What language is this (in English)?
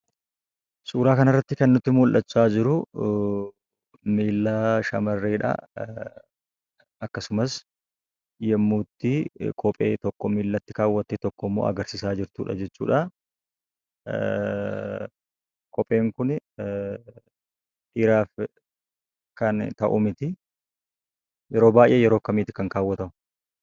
Oromo